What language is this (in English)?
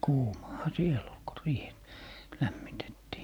Finnish